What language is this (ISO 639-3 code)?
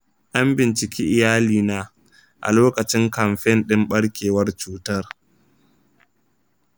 hau